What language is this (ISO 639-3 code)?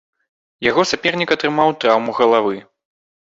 bel